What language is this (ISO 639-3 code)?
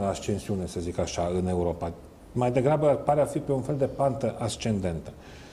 ron